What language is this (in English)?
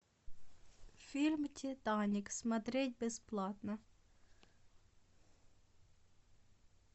Russian